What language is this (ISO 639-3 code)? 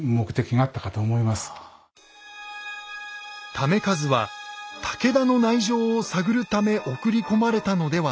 jpn